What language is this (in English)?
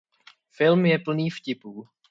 Czech